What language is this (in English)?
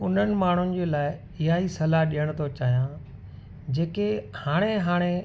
Sindhi